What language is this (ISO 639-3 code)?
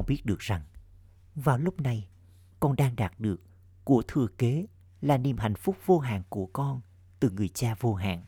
vie